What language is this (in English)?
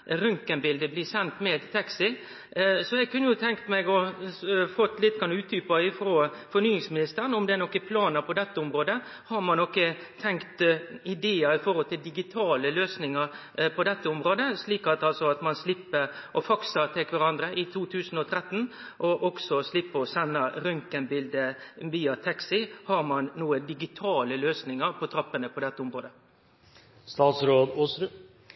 Norwegian Nynorsk